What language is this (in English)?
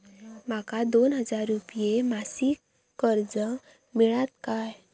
Marathi